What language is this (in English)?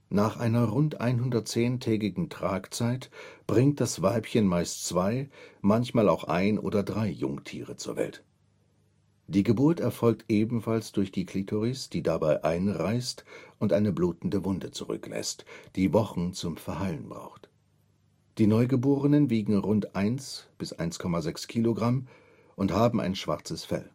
German